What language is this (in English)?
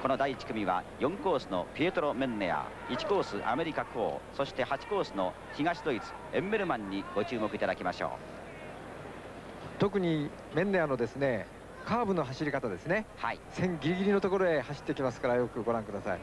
Japanese